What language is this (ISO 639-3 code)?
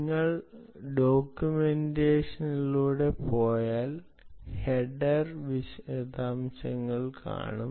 mal